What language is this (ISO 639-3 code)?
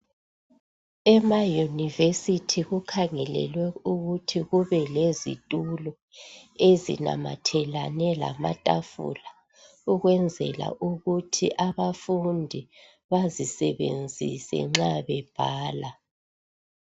nde